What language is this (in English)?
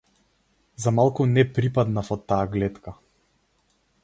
Macedonian